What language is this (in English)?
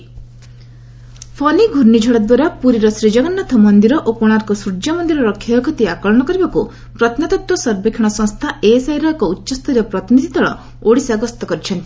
Odia